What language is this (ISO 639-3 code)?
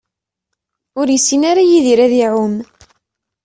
kab